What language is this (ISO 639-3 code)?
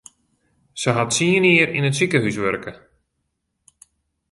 fry